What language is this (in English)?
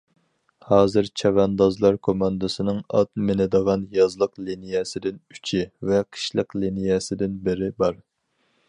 Uyghur